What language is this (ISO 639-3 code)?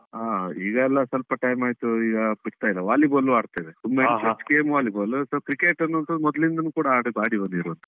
kan